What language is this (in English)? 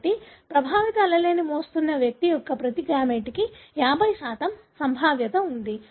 Telugu